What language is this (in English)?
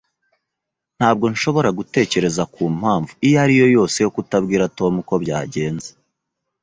Kinyarwanda